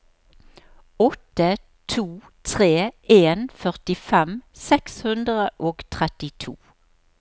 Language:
Norwegian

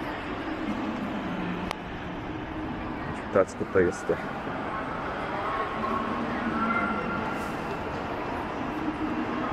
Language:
Romanian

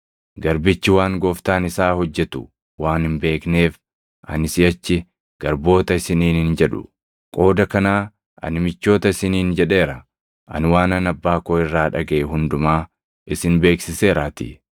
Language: Oromo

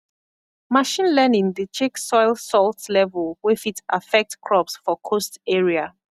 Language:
Nigerian Pidgin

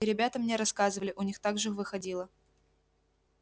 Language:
Russian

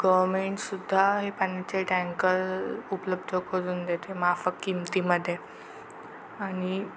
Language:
Marathi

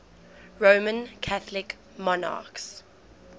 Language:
English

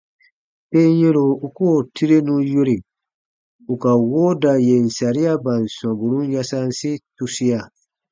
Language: Baatonum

